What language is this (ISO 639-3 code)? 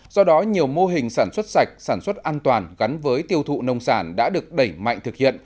vie